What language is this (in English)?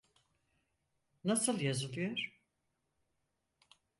Turkish